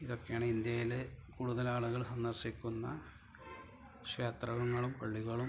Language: Malayalam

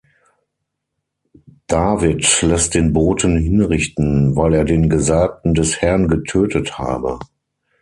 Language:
German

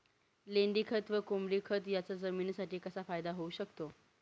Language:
Marathi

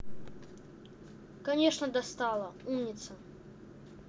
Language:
Russian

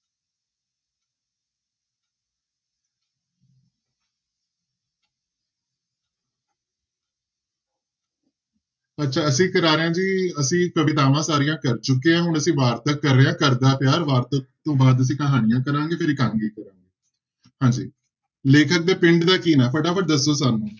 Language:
Punjabi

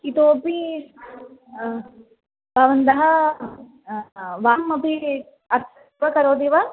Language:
Sanskrit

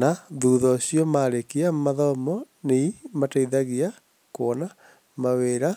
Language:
Kikuyu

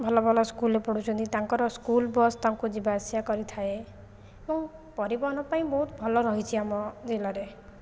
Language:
Odia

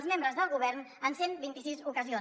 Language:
Catalan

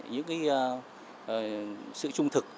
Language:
Vietnamese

